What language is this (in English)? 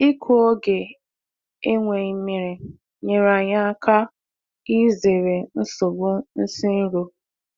Igbo